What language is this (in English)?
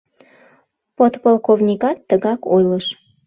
Mari